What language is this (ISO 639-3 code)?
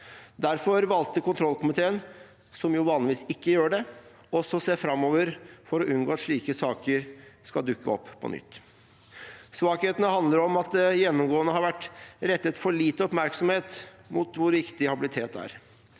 nor